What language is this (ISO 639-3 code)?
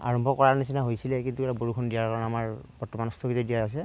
asm